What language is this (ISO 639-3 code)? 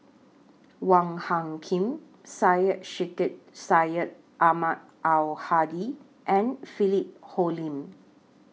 eng